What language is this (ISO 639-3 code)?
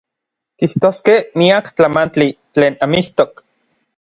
nlv